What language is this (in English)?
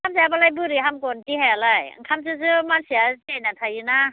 Bodo